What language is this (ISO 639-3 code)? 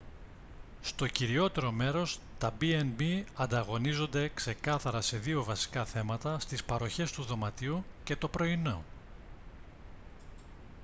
ell